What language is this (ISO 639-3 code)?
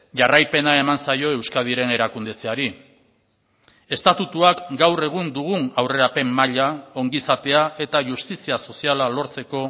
eus